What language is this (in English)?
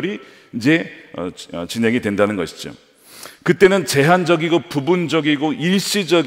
Korean